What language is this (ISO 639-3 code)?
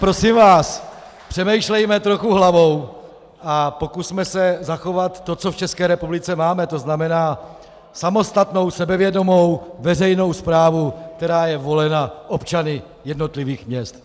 ces